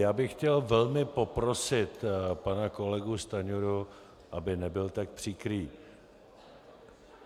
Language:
Czech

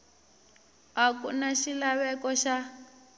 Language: Tsonga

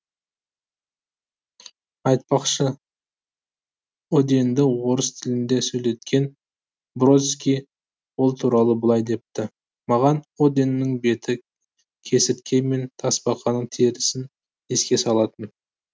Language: Kazakh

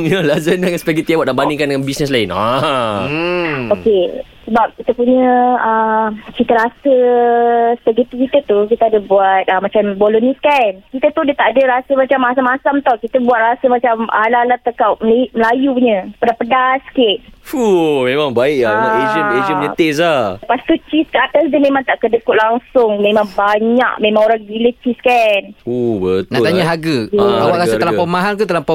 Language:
Malay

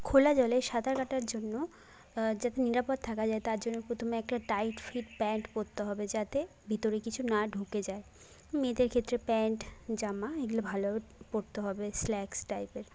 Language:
Bangla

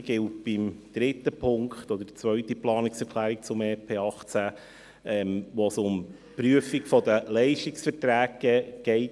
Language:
Swiss German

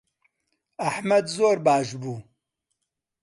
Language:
Central Kurdish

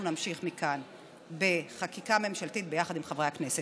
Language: Hebrew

